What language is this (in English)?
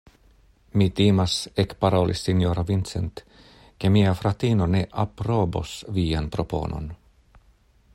Esperanto